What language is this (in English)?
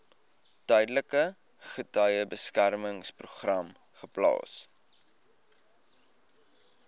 Afrikaans